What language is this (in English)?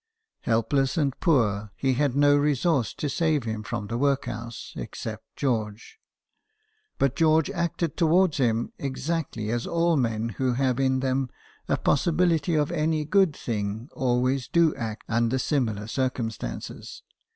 English